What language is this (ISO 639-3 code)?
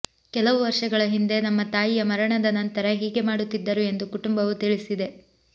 kan